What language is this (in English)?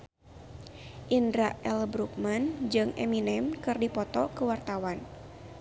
Sundanese